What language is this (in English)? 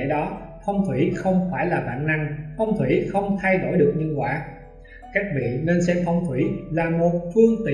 Vietnamese